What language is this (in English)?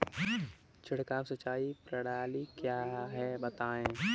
Hindi